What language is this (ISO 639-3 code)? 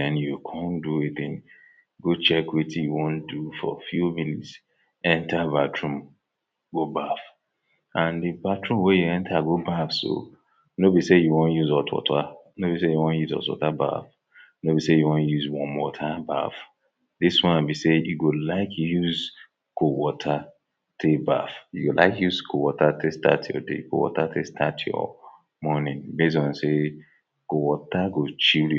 pcm